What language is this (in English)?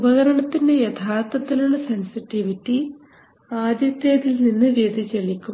Malayalam